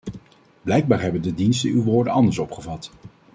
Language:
Dutch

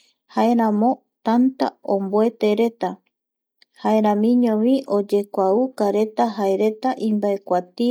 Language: Eastern Bolivian Guaraní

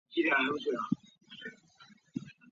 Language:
Chinese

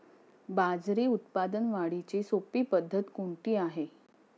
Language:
Marathi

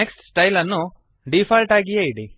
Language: Kannada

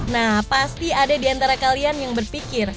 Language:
Indonesian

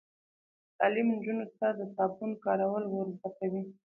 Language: Pashto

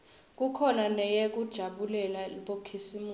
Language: Swati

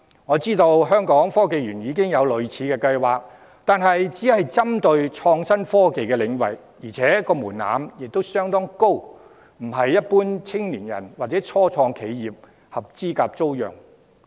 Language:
Cantonese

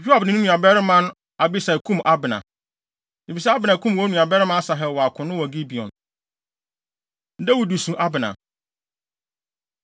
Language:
Akan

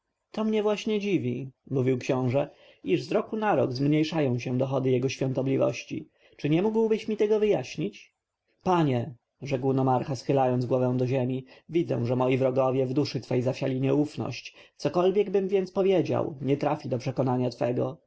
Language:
Polish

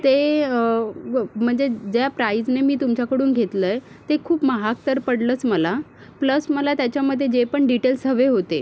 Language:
Marathi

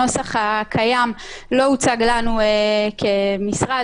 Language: Hebrew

